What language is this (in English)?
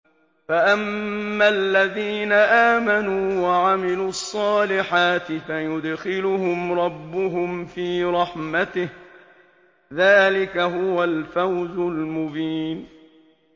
Arabic